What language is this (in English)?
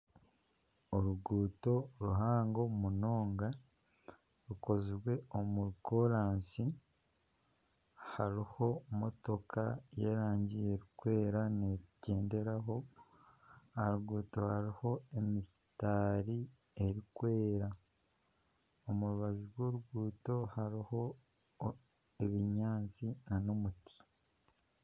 Nyankole